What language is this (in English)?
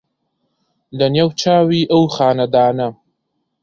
Central Kurdish